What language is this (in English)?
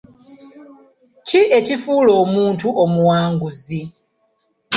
Ganda